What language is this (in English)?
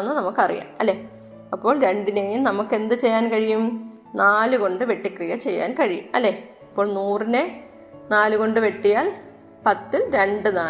Malayalam